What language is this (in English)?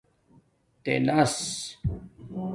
Domaaki